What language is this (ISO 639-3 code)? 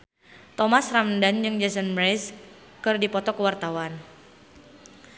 sun